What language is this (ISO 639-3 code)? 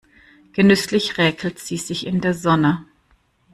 deu